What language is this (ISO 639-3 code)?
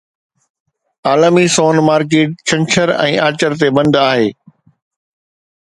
snd